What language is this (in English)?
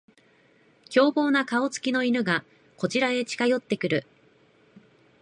Japanese